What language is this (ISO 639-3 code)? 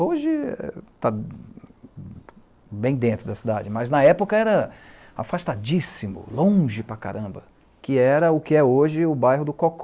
por